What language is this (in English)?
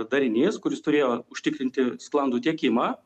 Lithuanian